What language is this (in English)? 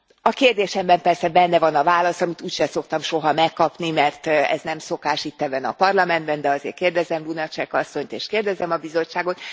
Hungarian